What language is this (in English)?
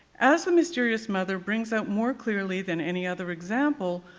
English